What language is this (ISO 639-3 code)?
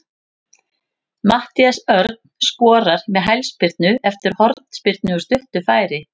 isl